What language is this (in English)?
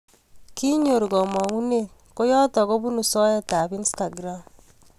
Kalenjin